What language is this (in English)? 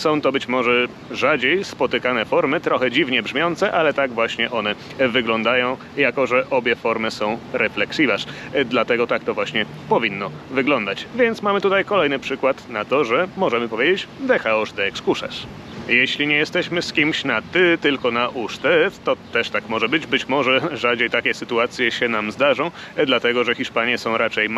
Polish